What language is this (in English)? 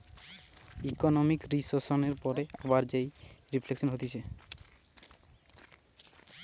Bangla